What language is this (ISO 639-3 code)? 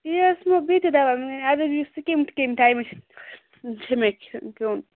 kas